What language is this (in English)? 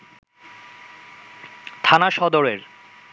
Bangla